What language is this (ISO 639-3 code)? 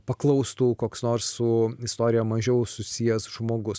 lit